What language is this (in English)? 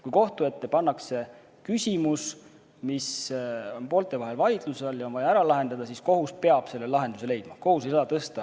Estonian